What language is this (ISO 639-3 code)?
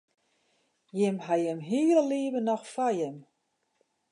fry